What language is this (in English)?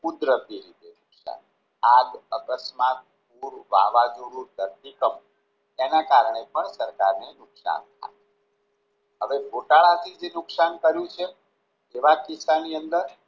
Gujarati